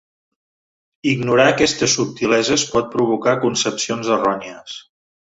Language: Catalan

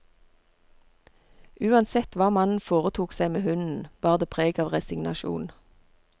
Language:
Norwegian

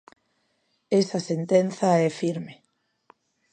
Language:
Galician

